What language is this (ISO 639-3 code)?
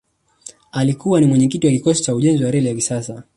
swa